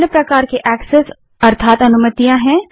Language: Hindi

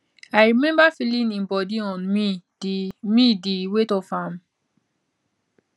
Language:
Nigerian Pidgin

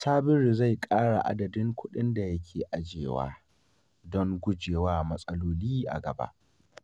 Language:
Hausa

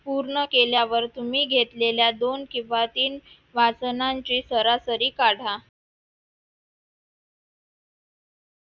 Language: Marathi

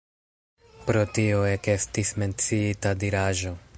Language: Esperanto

